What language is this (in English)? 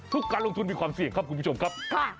Thai